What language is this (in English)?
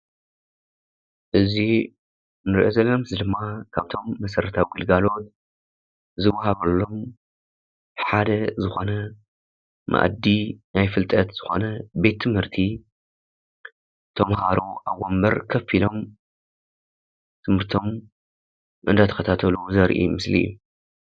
Tigrinya